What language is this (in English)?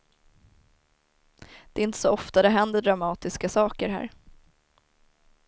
Swedish